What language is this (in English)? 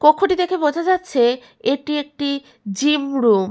Bangla